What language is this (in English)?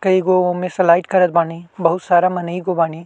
Bhojpuri